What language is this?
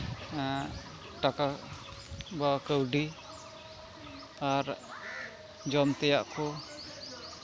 Santali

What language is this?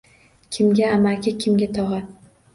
Uzbek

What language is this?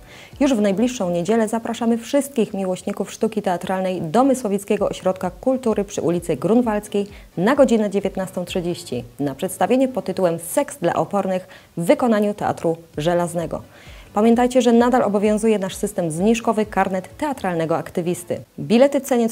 Polish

